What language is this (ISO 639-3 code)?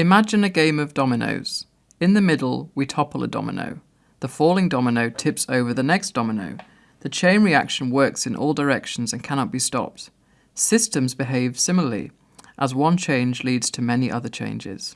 eng